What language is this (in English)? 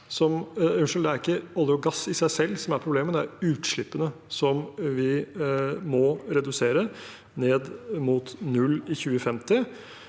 Norwegian